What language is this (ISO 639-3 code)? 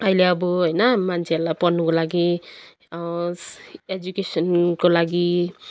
nep